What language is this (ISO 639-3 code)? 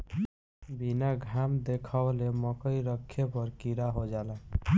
bho